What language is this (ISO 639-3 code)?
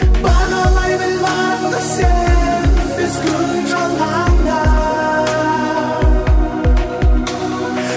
kaz